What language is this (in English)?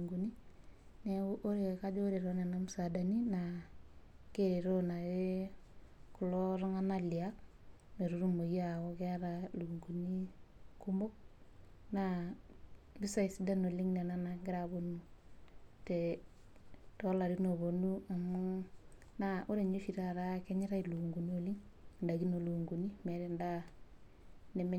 Masai